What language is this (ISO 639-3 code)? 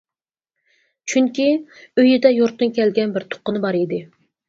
uig